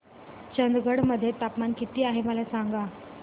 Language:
Marathi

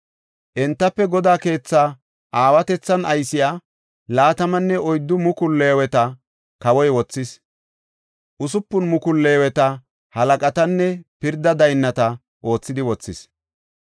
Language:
Gofa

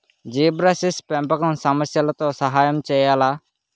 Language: Telugu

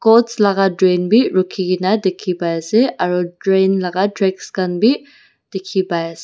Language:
Naga Pidgin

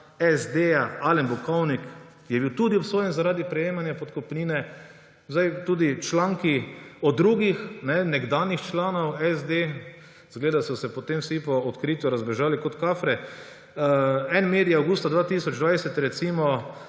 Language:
Slovenian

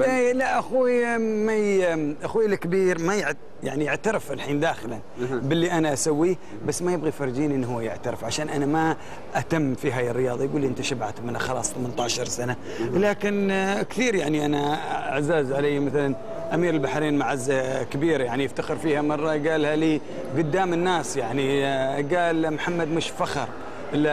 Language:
Arabic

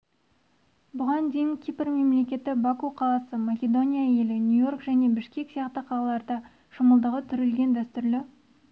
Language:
Kazakh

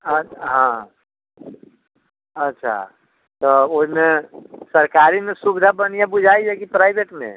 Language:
Maithili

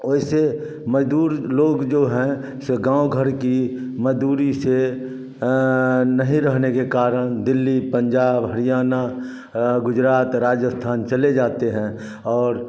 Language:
Hindi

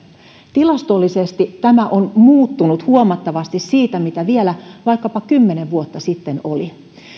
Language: Finnish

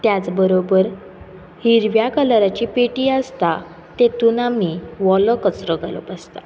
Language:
Konkani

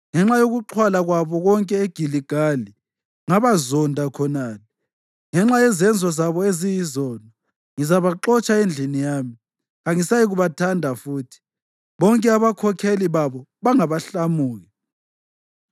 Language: North Ndebele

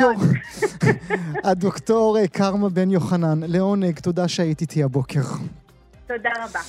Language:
Hebrew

